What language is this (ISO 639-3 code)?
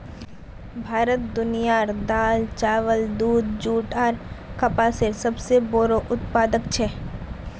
mag